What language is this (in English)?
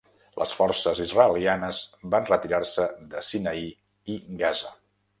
Catalan